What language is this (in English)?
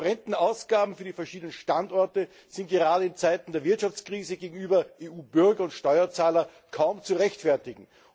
German